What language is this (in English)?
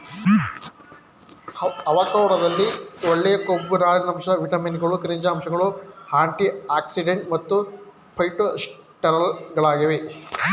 Kannada